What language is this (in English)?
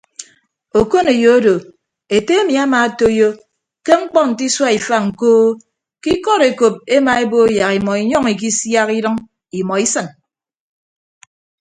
Ibibio